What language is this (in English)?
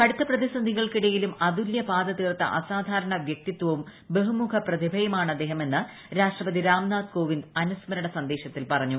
Malayalam